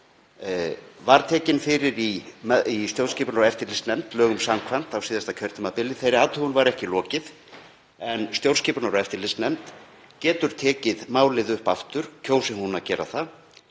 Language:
Icelandic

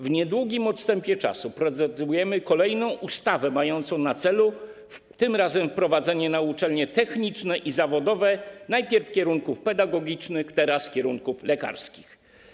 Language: Polish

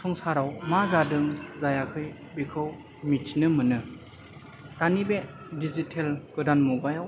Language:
Bodo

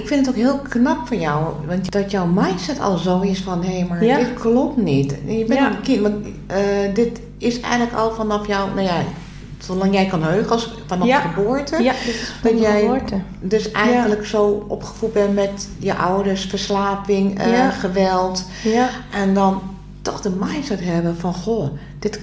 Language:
Dutch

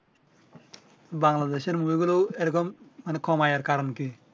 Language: Bangla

